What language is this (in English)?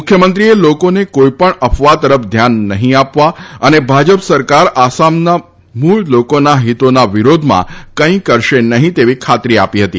Gujarati